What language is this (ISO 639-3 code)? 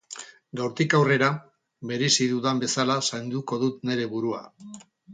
eus